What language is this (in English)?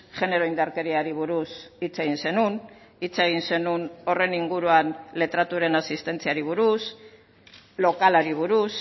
Basque